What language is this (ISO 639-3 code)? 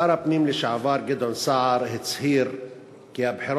heb